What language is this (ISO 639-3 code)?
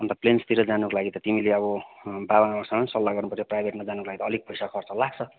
nep